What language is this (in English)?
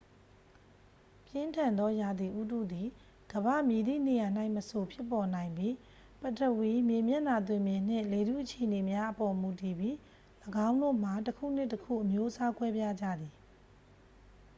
Burmese